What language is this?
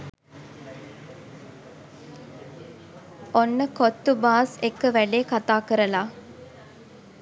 Sinhala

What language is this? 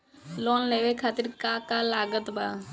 Bhojpuri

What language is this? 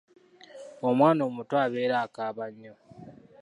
Ganda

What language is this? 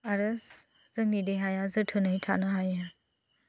Bodo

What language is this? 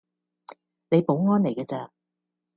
Cantonese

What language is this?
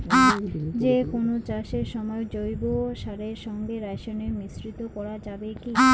Bangla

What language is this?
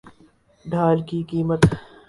Urdu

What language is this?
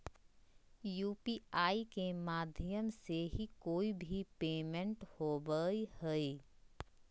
Magahi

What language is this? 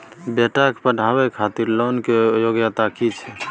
Maithili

